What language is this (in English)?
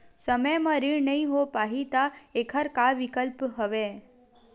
Chhattisgarhi